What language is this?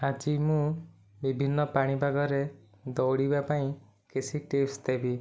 Odia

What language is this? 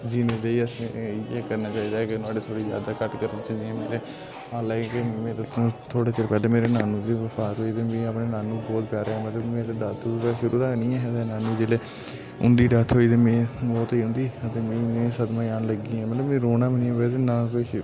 Dogri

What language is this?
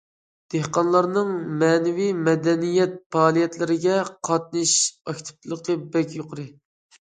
Uyghur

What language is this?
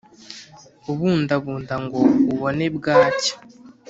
Kinyarwanda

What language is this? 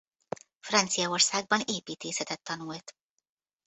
Hungarian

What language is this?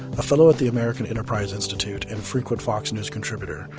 English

